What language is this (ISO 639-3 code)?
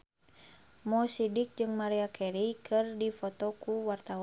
sun